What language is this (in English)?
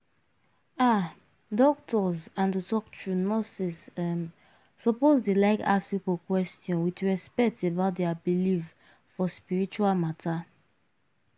Nigerian Pidgin